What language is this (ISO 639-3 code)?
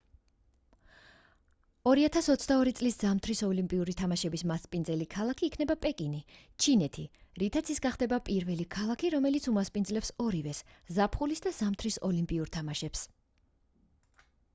kat